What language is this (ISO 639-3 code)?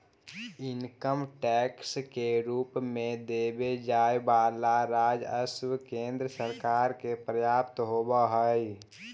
mag